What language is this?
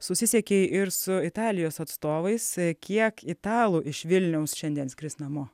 Lithuanian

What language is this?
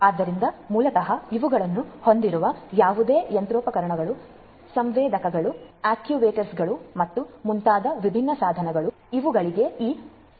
Kannada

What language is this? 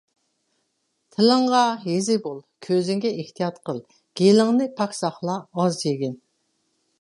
Uyghur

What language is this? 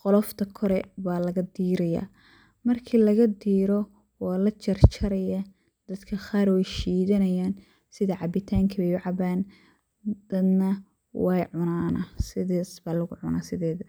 Somali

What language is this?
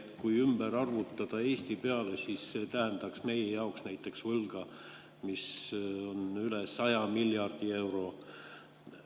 Estonian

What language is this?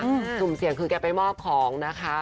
Thai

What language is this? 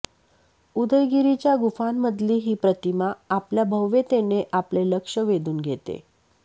Marathi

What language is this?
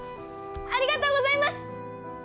Japanese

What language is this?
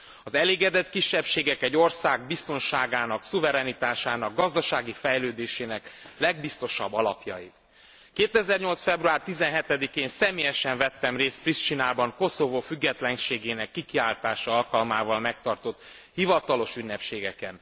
Hungarian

